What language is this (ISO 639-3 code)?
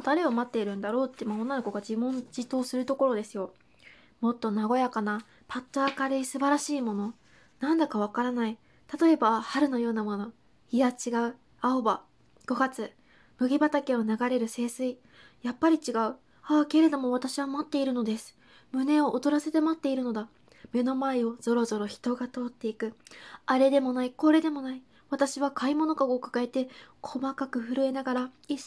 jpn